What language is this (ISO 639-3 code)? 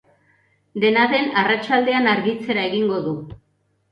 eus